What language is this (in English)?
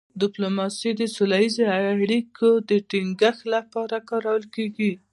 Pashto